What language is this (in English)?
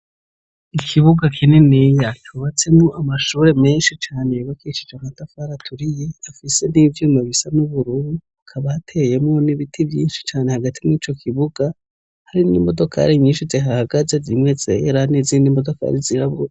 Rundi